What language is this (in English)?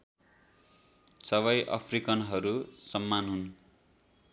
Nepali